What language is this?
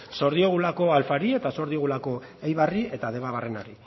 Basque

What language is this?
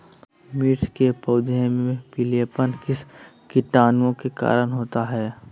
Magahi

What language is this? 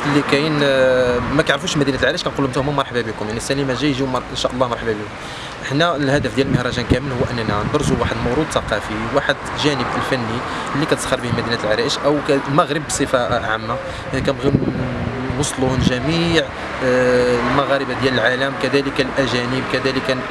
Arabic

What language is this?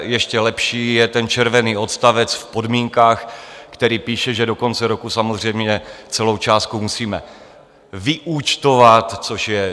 Czech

